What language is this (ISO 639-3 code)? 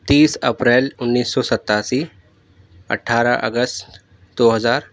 urd